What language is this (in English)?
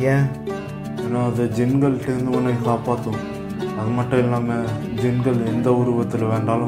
Romanian